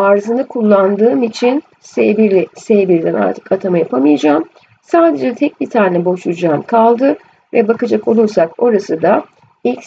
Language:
Turkish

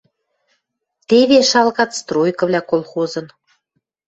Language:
Western Mari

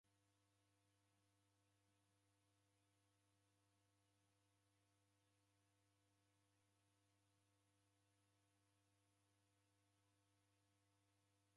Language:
Taita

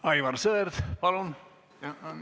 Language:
Estonian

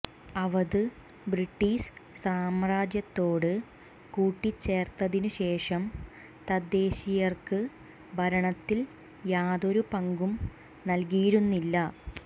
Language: Malayalam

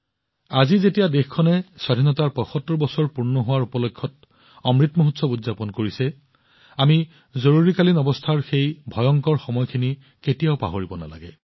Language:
Assamese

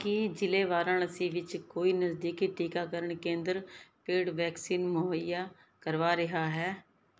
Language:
Punjabi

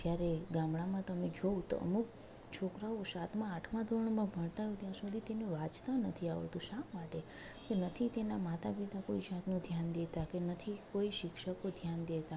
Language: Gujarati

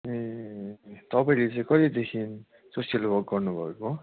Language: Nepali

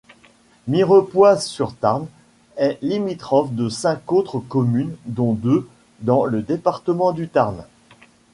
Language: French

